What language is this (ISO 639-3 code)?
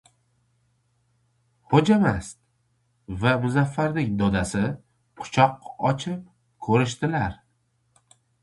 uzb